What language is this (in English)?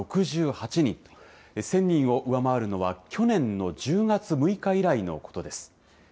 Japanese